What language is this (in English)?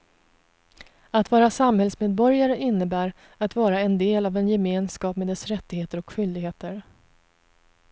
Swedish